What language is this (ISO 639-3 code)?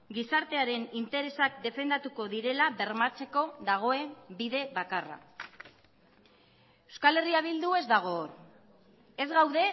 eus